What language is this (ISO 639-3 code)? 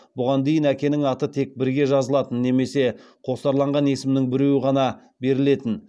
kaz